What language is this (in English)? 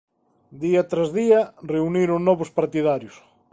Galician